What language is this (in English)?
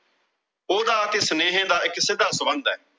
Punjabi